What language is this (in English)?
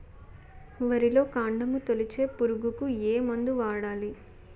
Telugu